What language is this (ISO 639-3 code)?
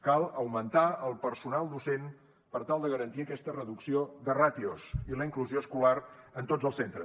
cat